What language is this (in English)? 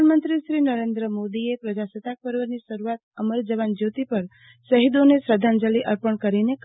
Gujarati